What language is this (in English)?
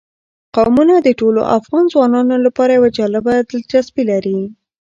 Pashto